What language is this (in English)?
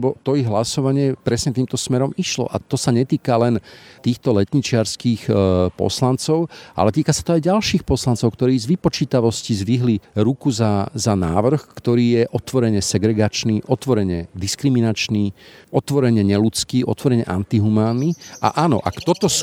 Slovak